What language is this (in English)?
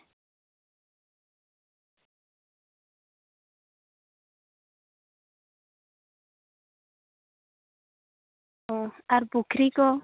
Santali